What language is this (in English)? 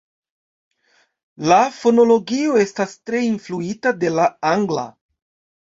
Esperanto